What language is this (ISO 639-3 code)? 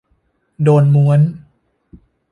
tha